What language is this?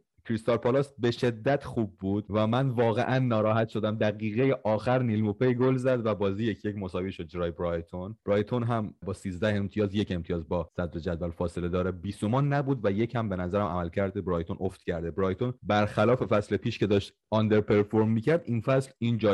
Persian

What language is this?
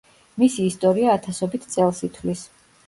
Georgian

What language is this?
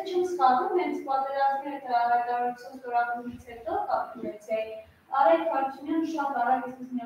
Romanian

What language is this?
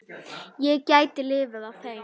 Icelandic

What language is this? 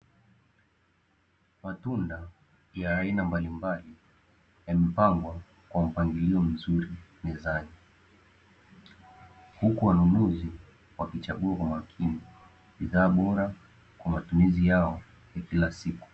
Swahili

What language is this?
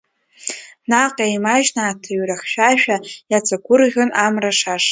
Abkhazian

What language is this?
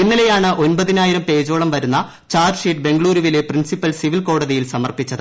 Malayalam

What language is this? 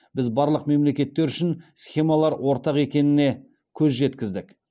Kazakh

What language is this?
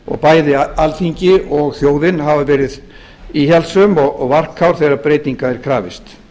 Icelandic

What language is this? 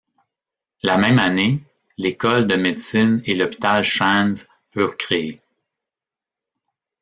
French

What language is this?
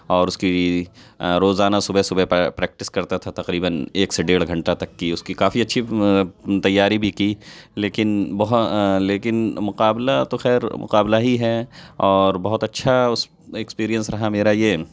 Urdu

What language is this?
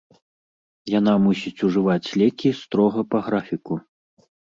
Belarusian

